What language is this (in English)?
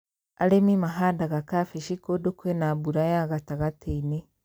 Kikuyu